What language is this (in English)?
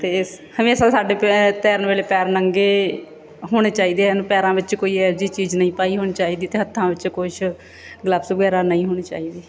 Punjabi